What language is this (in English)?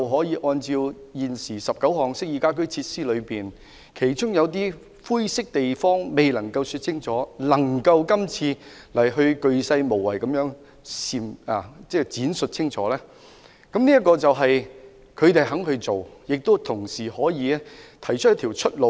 Cantonese